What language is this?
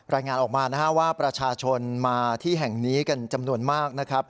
Thai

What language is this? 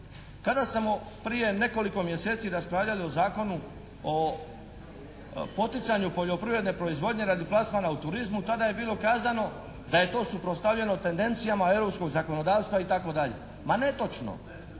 Croatian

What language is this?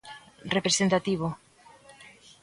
Galician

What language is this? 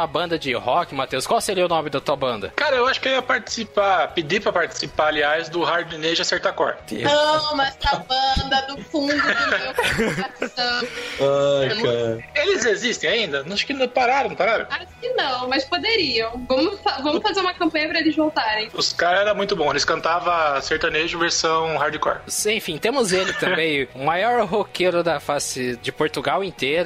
Portuguese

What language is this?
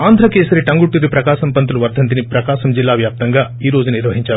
Telugu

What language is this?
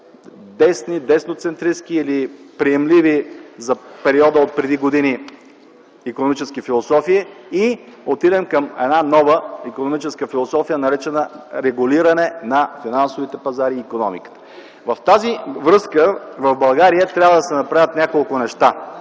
Bulgarian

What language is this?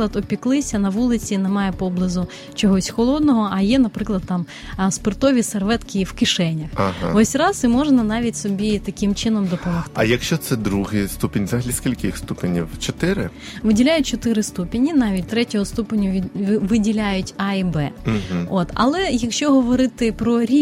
Ukrainian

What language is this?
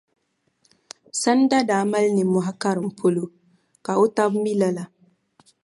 Dagbani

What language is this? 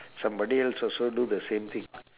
English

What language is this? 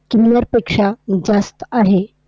Marathi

